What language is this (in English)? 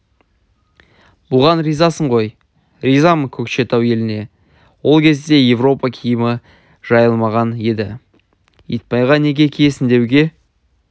Kazakh